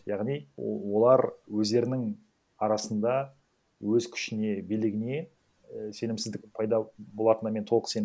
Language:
Kazakh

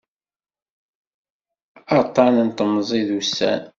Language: Kabyle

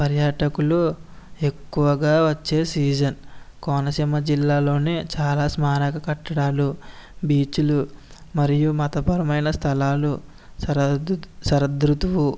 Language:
Telugu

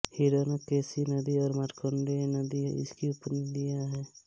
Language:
Hindi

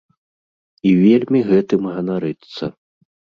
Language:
Belarusian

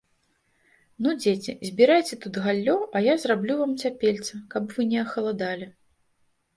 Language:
Belarusian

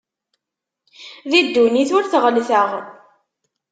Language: Kabyle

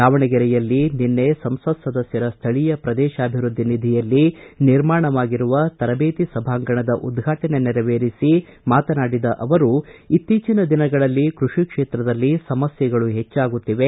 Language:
Kannada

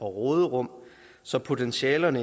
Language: Danish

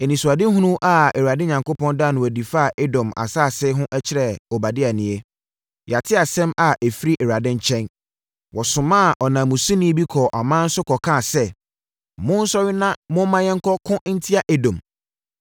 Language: Akan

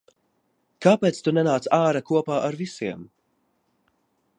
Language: Latvian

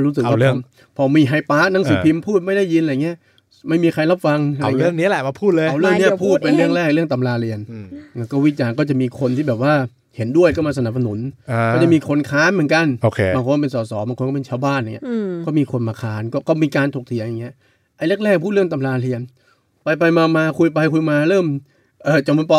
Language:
Thai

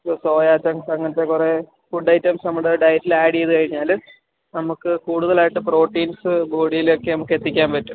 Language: Malayalam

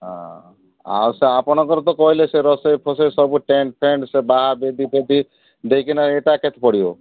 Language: Odia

